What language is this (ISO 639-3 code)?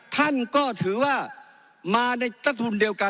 tha